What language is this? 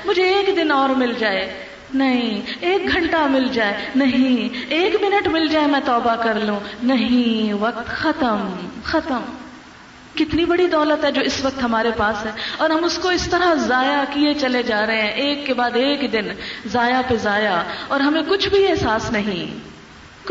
Urdu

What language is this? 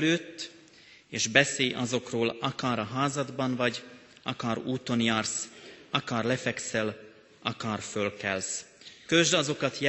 Hungarian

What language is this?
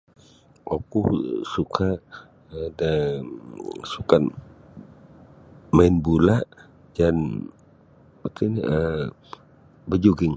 Sabah Bisaya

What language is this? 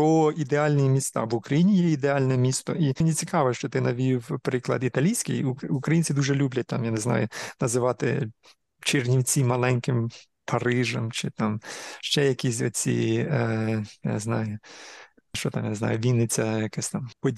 Ukrainian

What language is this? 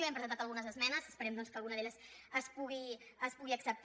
Catalan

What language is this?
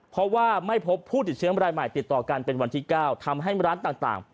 Thai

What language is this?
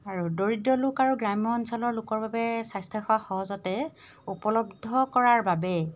Assamese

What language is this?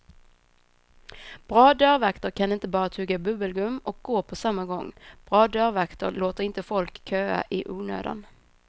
Swedish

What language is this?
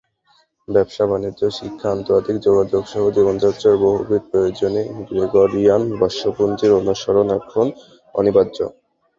Bangla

